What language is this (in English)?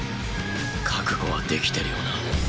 Japanese